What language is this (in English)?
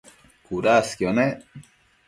Matsés